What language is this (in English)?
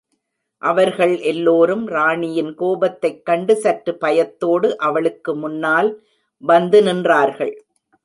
Tamil